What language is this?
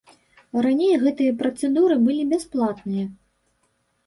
Belarusian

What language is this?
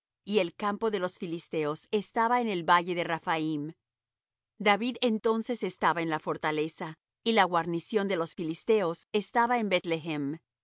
Spanish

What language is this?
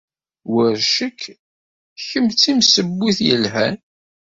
Kabyle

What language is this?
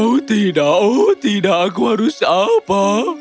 Indonesian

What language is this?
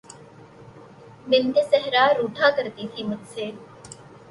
Urdu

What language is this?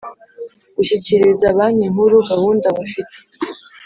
Kinyarwanda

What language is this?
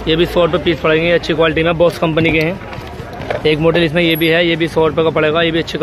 Hindi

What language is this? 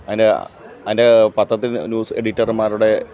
Malayalam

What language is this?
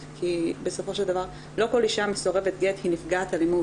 Hebrew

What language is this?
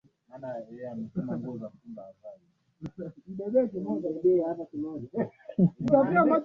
Swahili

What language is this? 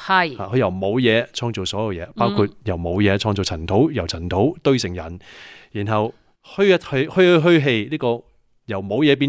Chinese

